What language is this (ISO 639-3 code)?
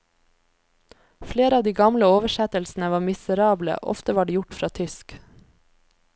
nor